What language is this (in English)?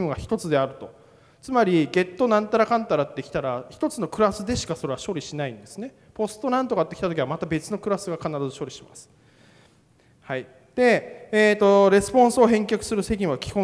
Japanese